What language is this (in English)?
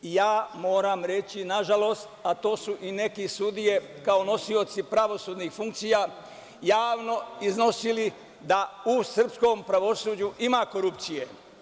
Serbian